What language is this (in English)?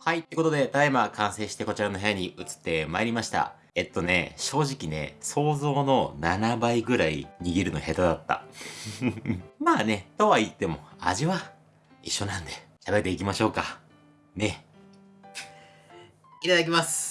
Japanese